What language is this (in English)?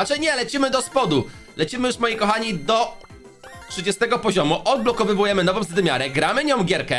Polish